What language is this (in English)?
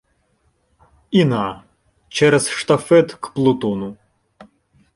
Ukrainian